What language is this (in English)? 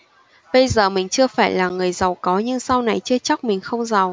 Vietnamese